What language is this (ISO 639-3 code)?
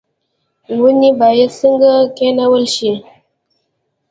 pus